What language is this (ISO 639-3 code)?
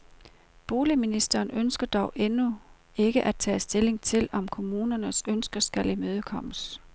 dan